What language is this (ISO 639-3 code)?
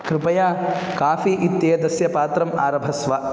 san